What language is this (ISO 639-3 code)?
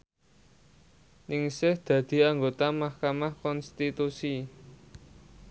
jav